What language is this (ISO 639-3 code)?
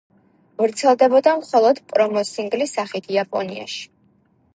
kat